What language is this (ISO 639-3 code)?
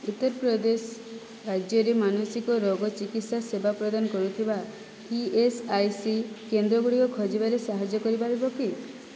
ori